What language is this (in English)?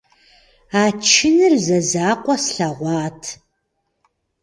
Kabardian